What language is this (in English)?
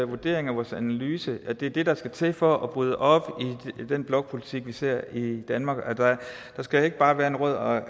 Danish